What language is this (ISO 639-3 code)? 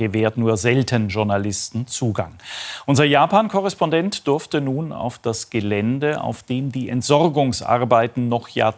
deu